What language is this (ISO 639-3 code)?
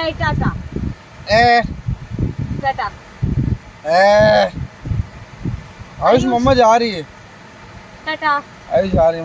tha